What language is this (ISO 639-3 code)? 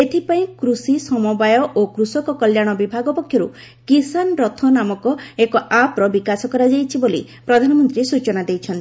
ori